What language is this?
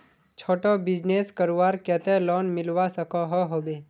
Magahi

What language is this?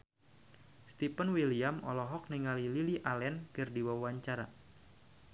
Sundanese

